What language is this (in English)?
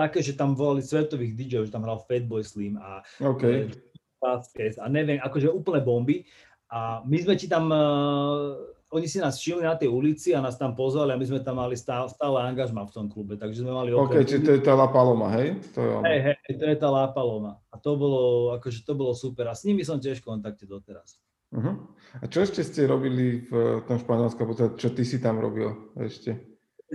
Slovak